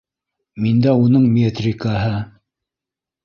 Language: Bashkir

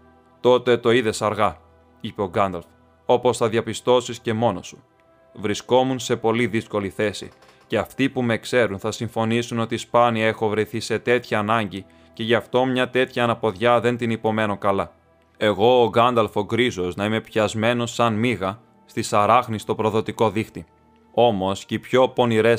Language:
Greek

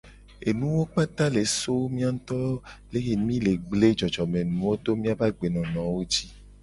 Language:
Gen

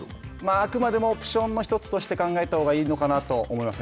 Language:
Japanese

